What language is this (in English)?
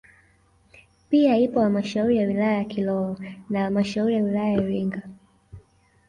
Swahili